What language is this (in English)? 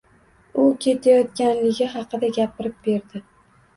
Uzbek